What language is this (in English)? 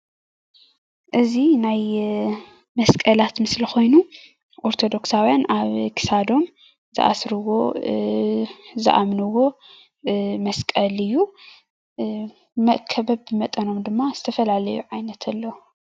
Tigrinya